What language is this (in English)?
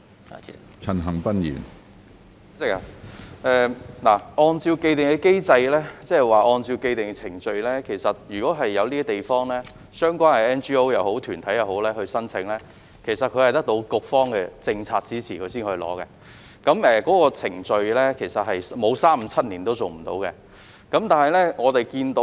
Cantonese